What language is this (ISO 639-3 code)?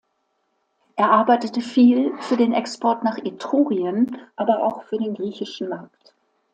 deu